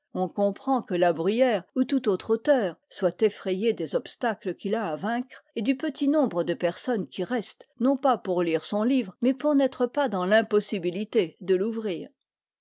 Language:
French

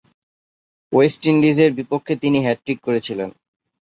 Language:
Bangla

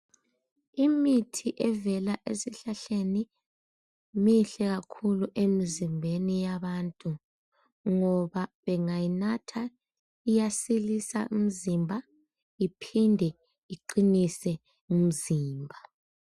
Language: North Ndebele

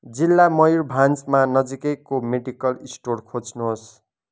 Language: Nepali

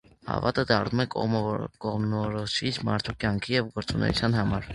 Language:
Armenian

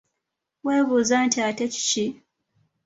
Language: Ganda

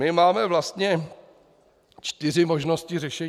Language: Czech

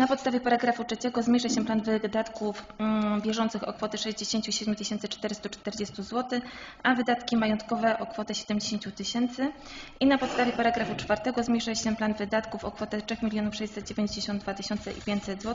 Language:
Polish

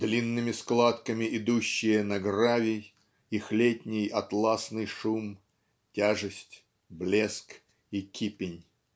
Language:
Russian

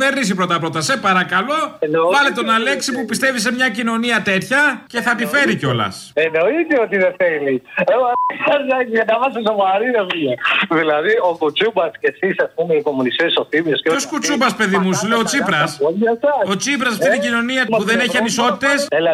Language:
Greek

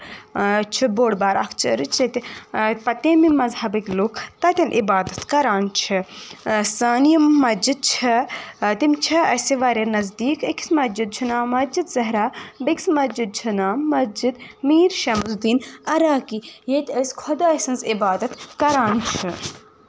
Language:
Kashmiri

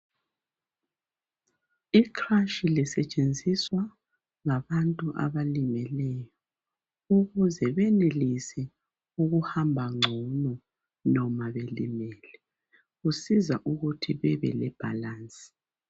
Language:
North Ndebele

